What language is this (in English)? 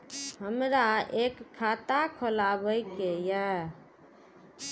Maithili